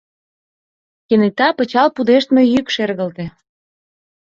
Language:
Mari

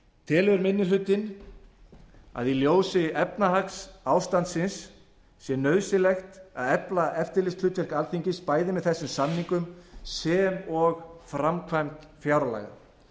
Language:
Icelandic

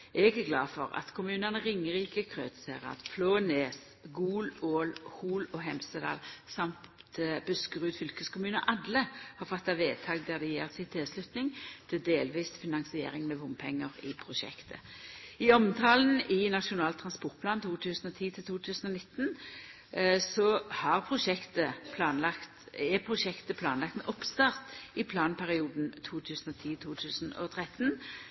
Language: Norwegian Nynorsk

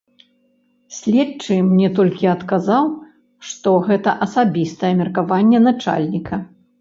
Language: Belarusian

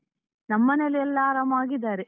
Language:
Kannada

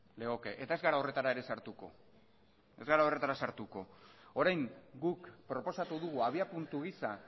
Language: Basque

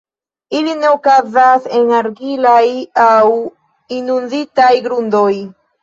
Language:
Esperanto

